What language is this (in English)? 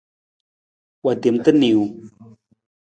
Nawdm